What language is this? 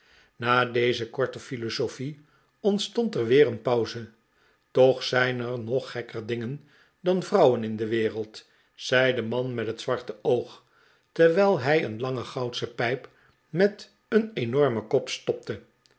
Dutch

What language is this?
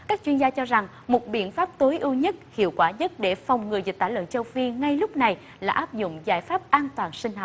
Vietnamese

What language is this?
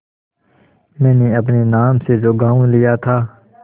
Hindi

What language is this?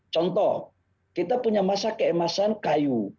Indonesian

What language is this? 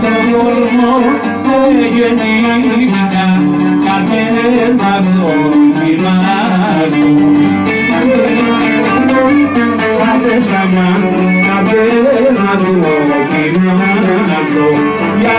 Greek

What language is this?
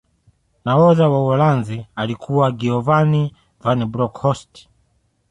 Swahili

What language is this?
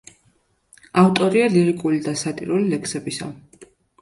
Georgian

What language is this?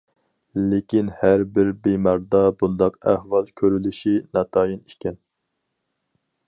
Uyghur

